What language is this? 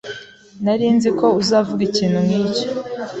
Kinyarwanda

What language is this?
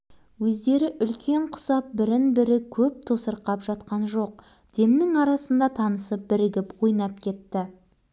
Kazakh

